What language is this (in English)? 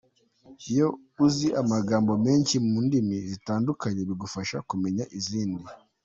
Kinyarwanda